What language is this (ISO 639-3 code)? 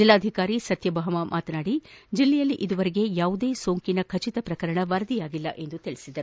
kan